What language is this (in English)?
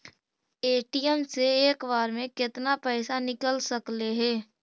Magahi